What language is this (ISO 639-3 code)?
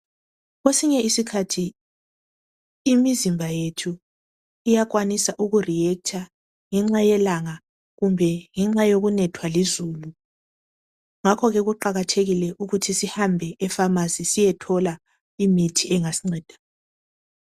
nde